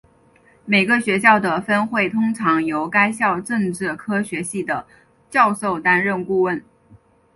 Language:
Chinese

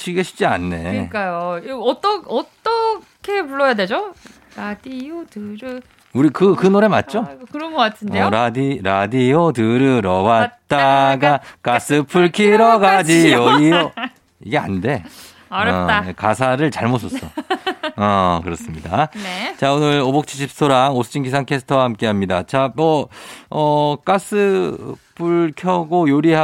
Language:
Korean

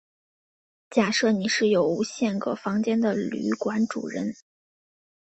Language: Chinese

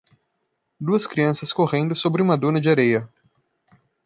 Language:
Portuguese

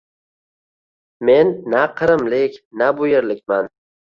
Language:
Uzbek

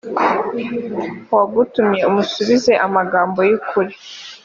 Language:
Kinyarwanda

